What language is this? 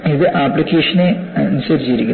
Malayalam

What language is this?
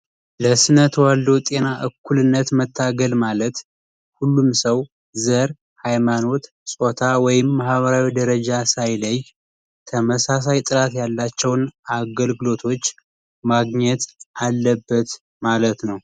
Amharic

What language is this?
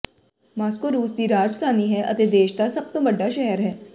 Punjabi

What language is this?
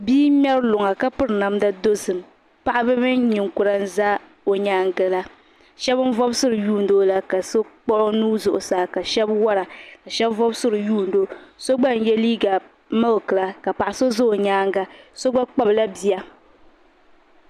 Dagbani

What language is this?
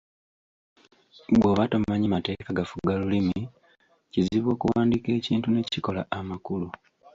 Ganda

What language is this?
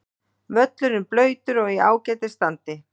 Icelandic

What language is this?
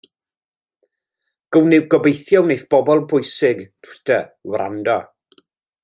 Welsh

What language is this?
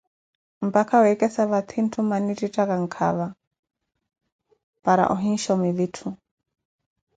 Koti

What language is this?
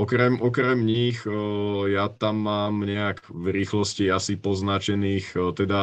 Czech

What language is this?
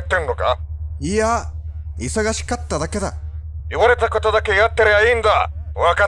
Japanese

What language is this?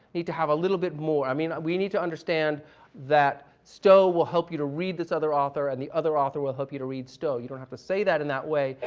English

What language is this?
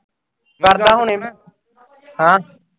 Punjabi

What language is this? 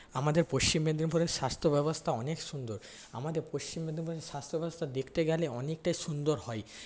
Bangla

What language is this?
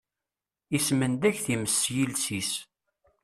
Kabyle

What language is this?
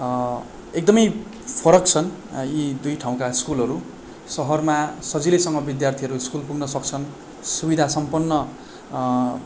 Nepali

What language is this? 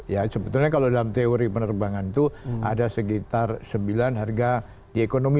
Indonesian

